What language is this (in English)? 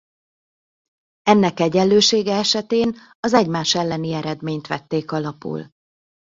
Hungarian